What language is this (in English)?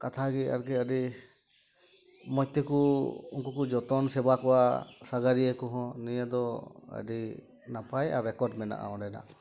Santali